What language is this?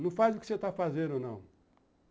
Portuguese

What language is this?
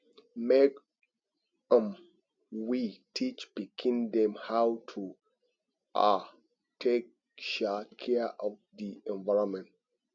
Nigerian Pidgin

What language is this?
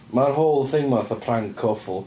Welsh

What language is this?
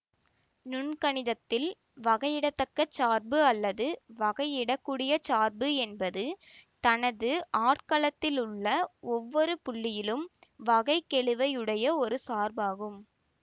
Tamil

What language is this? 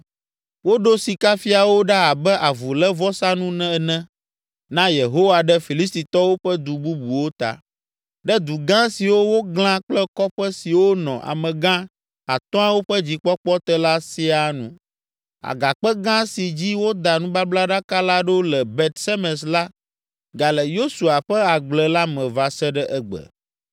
Ewe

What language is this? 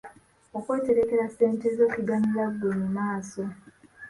Ganda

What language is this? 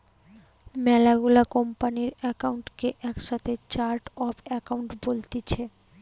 Bangla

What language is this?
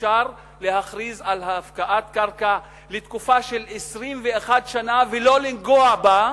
Hebrew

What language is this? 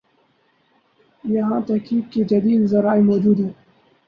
Urdu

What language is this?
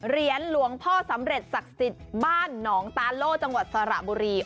Thai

